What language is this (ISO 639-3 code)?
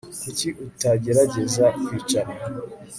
kin